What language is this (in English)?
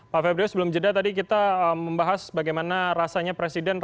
Indonesian